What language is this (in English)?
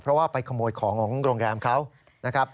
Thai